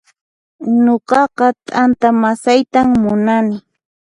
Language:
Puno Quechua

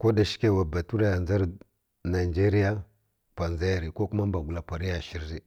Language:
Kirya-Konzəl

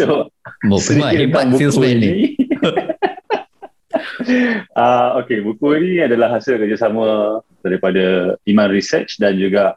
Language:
Malay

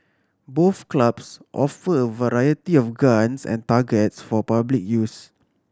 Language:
English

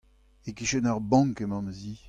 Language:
Breton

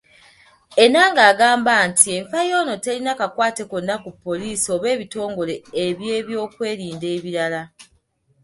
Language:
Ganda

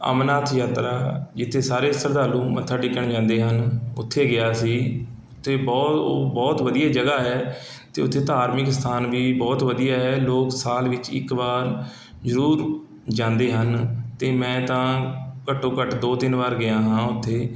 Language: Punjabi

